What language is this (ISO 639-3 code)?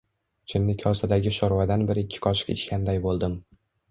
uzb